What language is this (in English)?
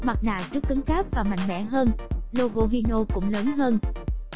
Vietnamese